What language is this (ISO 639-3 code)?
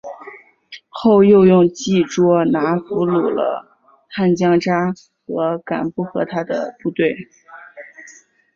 zho